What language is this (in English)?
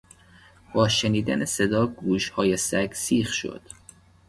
Persian